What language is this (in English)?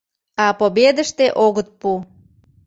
Mari